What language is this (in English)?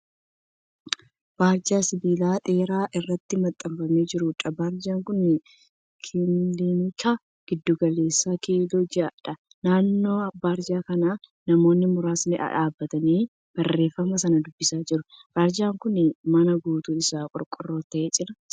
Oromo